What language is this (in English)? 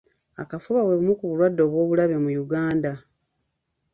Ganda